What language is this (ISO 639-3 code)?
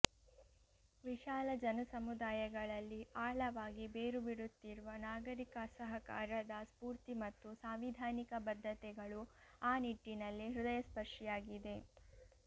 kan